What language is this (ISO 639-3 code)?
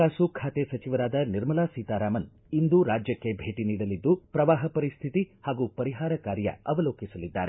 kan